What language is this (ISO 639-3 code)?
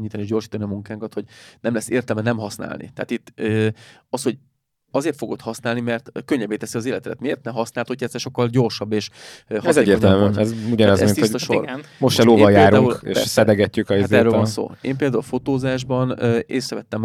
hun